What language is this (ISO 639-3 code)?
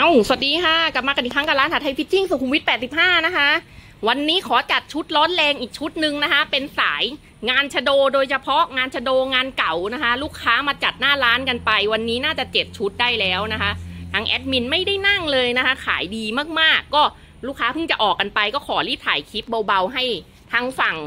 tha